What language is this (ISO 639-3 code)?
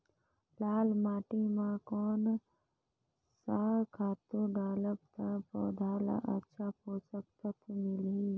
hne